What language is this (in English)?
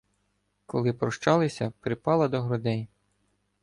Ukrainian